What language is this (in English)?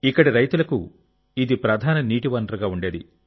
Telugu